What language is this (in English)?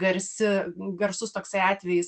Lithuanian